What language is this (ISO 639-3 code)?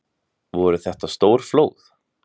isl